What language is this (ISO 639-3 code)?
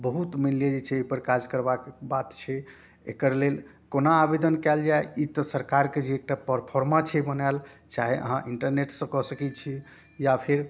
mai